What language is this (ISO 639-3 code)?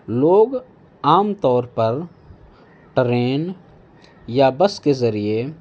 urd